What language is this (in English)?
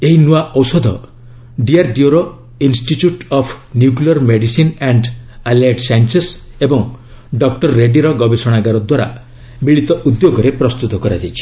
Odia